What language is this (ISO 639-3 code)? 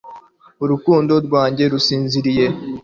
kin